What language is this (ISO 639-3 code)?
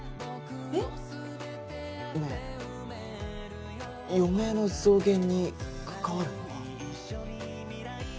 jpn